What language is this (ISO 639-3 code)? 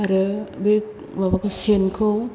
brx